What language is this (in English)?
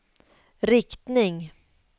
Swedish